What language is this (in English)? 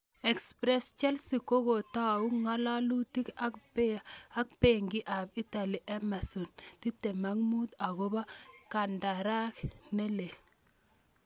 Kalenjin